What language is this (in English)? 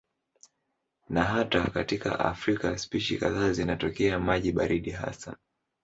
Swahili